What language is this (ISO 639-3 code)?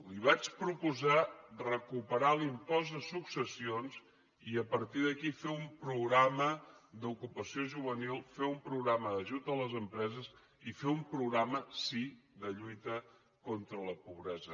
cat